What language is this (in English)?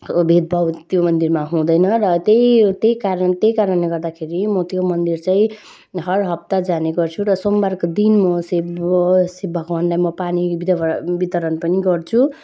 Nepali